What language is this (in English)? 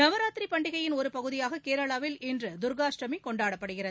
Tamil